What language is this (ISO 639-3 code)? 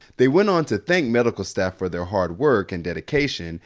eng